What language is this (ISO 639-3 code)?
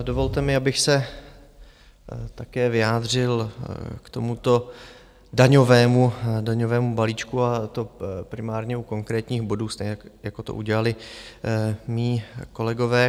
ces